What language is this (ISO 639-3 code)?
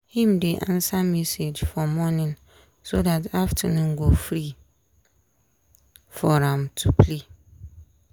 pcm